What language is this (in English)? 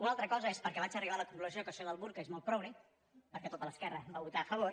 Catalan